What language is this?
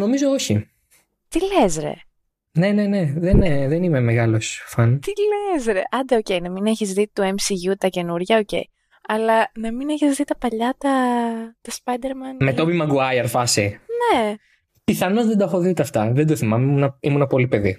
Greek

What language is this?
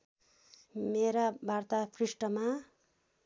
Nepali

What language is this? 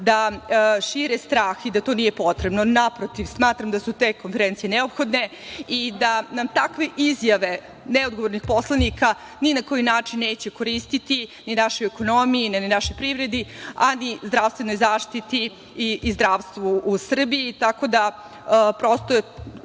Serbian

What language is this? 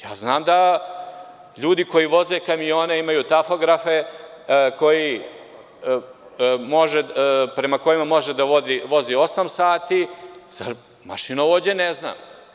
Serbian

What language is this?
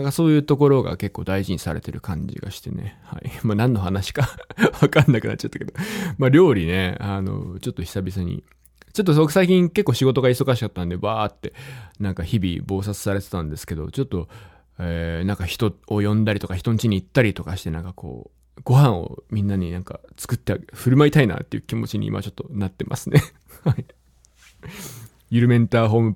Japanese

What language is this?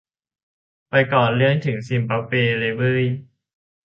Thai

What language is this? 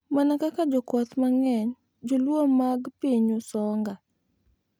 Luo (Kenya and Tanzania)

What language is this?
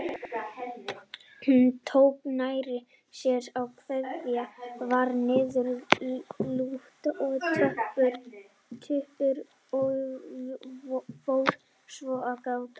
Icelandic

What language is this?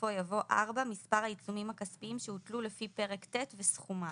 Hebrew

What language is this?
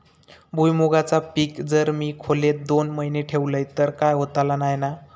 Marathi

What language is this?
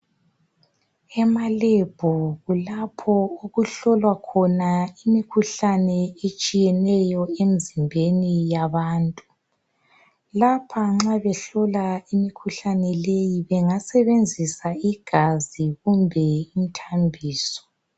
North Ndebele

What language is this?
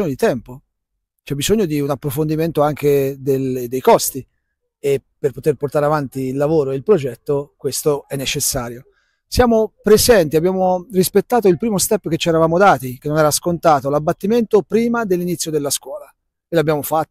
Italian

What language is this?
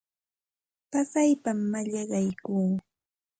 Santa Ana de Tusi Pasco Quechua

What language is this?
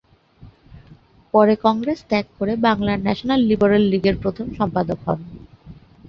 Bangla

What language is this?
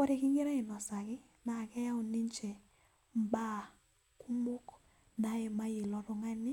Masai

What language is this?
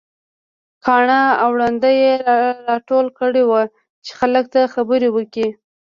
Pashto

